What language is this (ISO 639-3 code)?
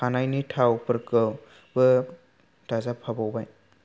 brx